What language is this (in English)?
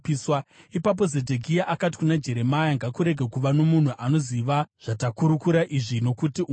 Shona